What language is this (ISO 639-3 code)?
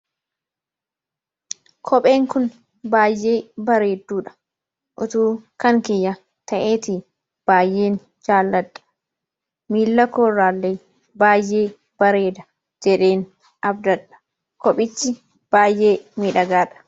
orm